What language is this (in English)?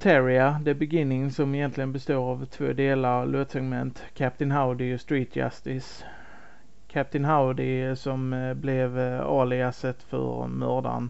Swedish